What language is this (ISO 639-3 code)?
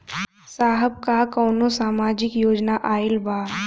bho